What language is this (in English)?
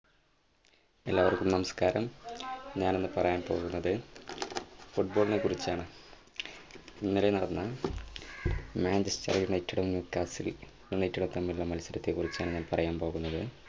Malayalam